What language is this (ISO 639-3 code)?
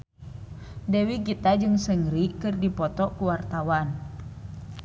sun